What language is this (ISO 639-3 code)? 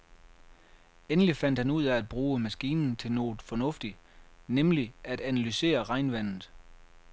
dan